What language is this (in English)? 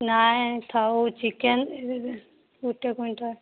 Odia